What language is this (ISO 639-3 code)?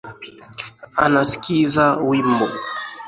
swa